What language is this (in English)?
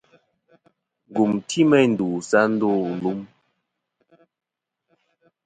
Kom